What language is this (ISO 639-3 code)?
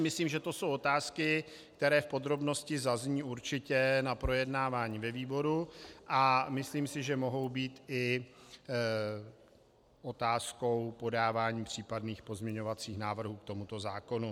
ces